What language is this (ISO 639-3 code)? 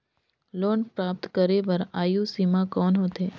hne